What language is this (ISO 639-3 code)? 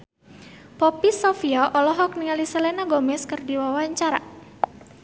sun